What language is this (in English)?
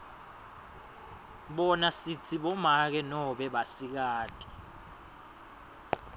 Swati